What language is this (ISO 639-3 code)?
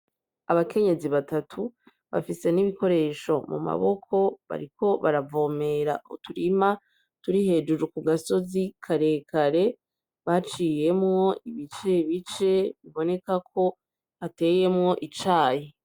run